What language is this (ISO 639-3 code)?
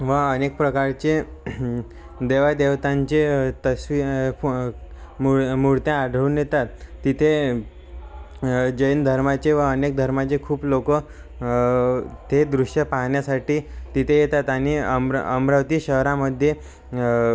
mar